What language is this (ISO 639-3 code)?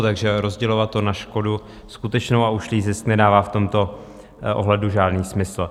ces